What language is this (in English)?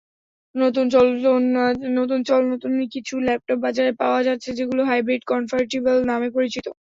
Bangla